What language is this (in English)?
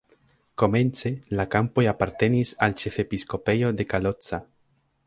Esperanto